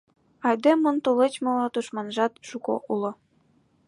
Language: Mari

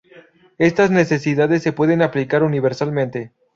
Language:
Spanish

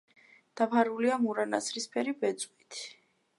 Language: Georgian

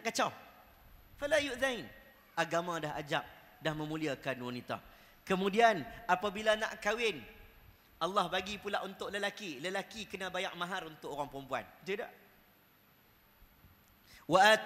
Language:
Malay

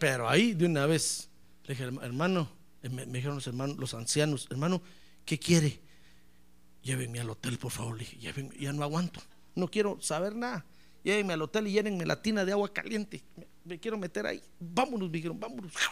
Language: Spanish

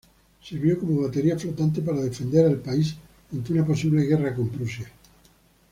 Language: Spanish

